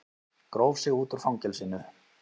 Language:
Icelandic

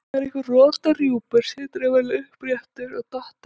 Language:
Icelandic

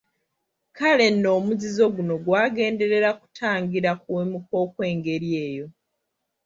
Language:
Ganda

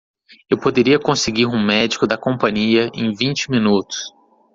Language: Portuguese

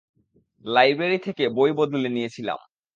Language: Bangla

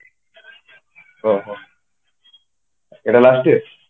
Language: Odia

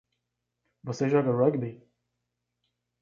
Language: Portuguese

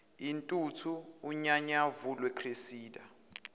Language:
Zulu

